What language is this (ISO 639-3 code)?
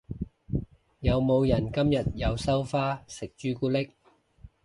yue